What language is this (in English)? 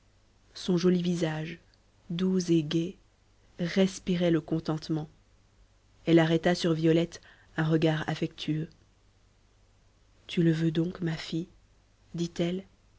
French